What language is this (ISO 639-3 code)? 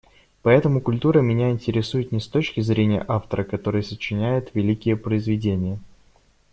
rus